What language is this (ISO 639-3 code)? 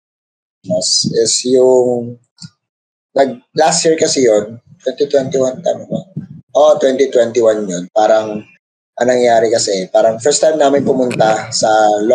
fil